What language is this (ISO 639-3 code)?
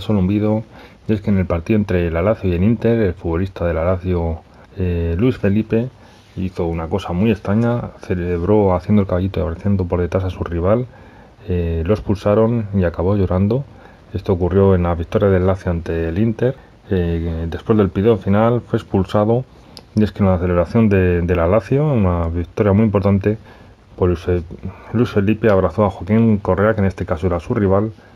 spa